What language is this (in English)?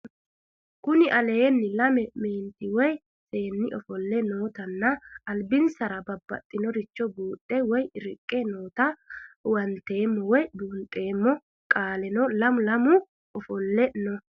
Sidamo